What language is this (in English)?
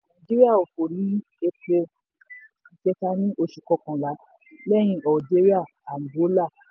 Yoruba